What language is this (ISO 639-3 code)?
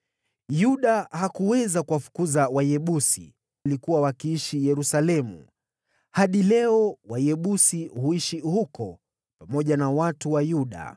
swa